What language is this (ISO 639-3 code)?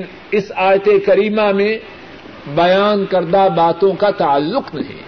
urd